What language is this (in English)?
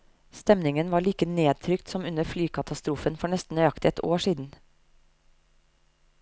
Norwegian